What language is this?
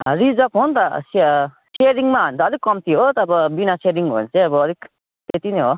Nepali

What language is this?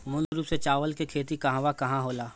Bhojpuri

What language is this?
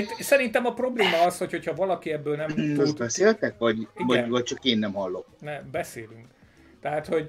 Hungarian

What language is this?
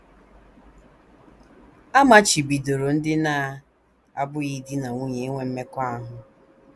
Igbo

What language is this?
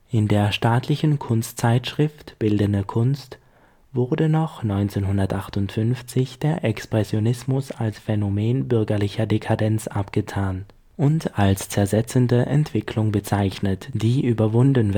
German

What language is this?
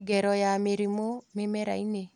Kikuyu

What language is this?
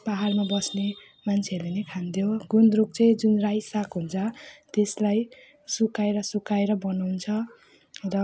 Nepali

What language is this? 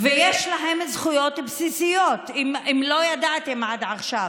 Hebrew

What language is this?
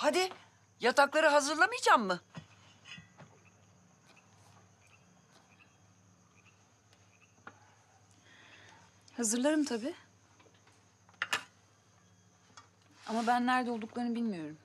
Turkish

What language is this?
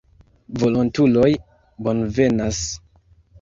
Esperanto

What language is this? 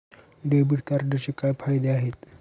Marathi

